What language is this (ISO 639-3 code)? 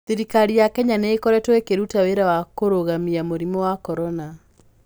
kik